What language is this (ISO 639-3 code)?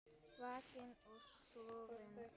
isl